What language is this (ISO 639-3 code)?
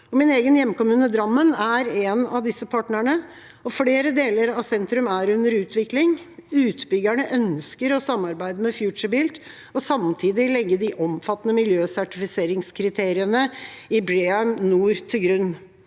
nor